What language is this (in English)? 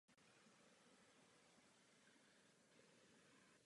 Czech